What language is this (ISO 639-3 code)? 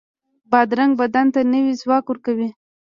pus